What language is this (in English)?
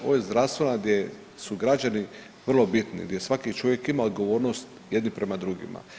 Croatian